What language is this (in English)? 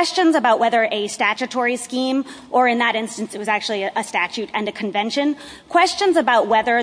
English